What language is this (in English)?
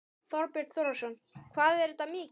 Icelandic